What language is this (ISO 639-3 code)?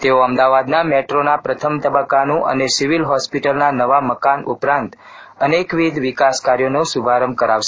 guj